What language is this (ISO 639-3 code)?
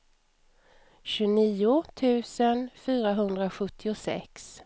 swe